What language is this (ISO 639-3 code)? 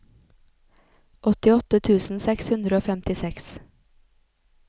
nor